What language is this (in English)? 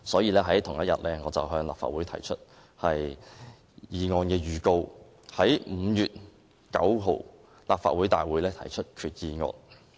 Cantonese